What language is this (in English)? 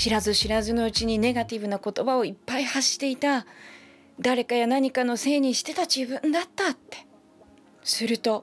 Japanese